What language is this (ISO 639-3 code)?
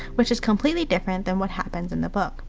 eng